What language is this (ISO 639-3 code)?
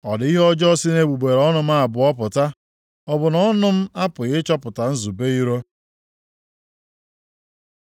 ibo